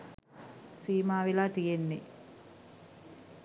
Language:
Sinhala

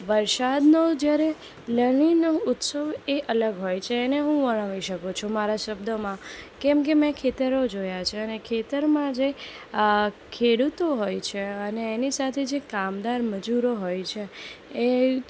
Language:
Gujarati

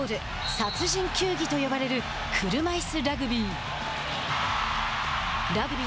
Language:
Japanese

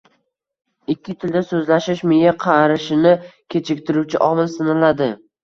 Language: Uzbek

